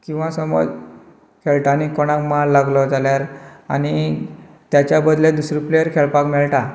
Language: Konkani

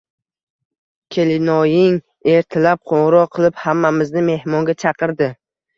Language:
Uzbek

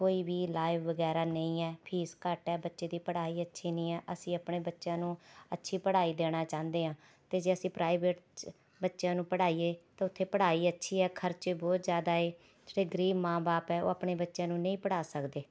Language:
Punjabi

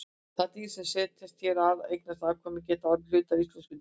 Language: Icelandic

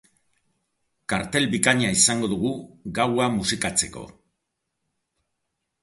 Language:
Basque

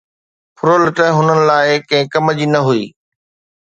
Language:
Sindhi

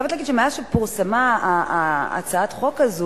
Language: Hebrew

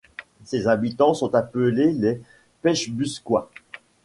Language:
French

